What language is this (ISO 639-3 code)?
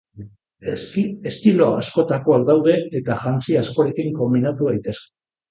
eus